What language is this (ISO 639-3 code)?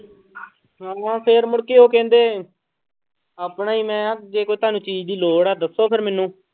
pan